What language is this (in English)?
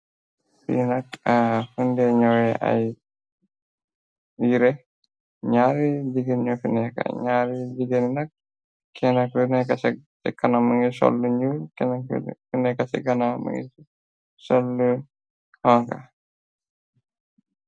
Wolof